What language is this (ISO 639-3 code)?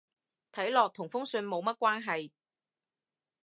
yue